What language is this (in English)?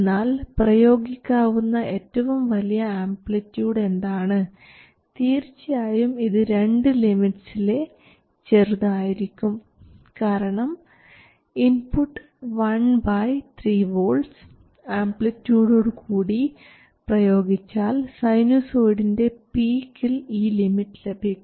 Malayalam